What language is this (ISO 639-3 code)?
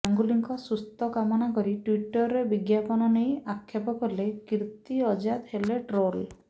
ori